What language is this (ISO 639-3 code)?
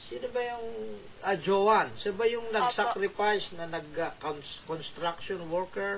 fil